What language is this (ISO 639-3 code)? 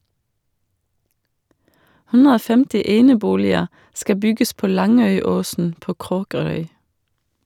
nor